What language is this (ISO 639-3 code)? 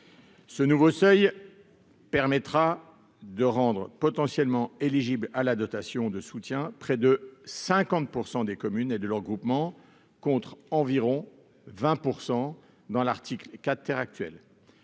fra